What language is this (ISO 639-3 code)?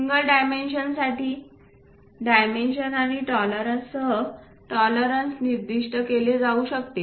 mar